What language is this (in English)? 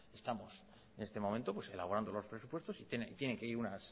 Spanish